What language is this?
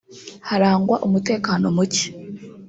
Kinyarwanda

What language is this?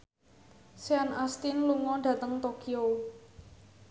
Javanese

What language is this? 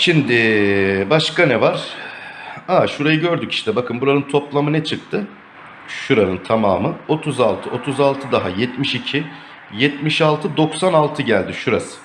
Turkish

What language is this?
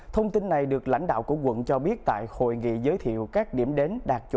Vietnamese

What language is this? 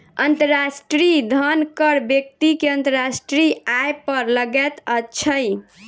Maithili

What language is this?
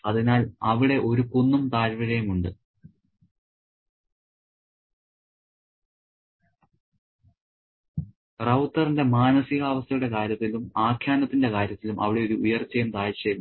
Malayalam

